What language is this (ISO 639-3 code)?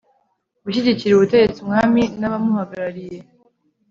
kin